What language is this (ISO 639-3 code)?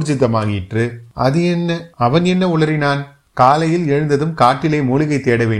tam